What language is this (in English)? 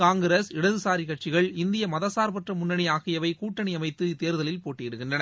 Tamil